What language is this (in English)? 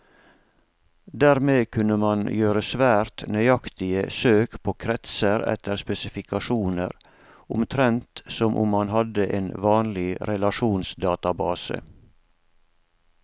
Norwegian